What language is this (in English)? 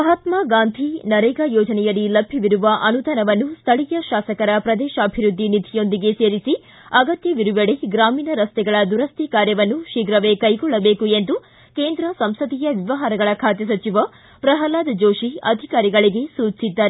Kannada